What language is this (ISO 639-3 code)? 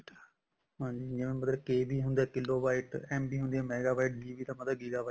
pan